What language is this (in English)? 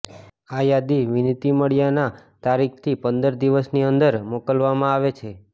Gujarati